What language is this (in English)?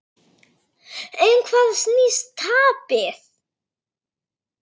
Icelandic